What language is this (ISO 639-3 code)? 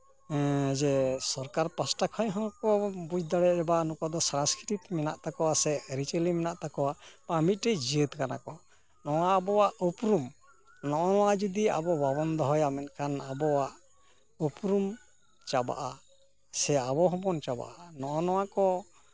sat